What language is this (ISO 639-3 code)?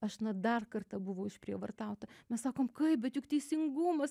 lit